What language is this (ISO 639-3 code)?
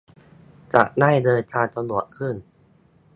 tha